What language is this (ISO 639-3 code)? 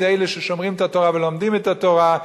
heb